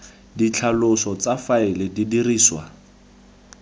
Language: Tswana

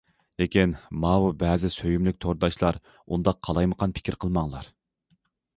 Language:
Uyghur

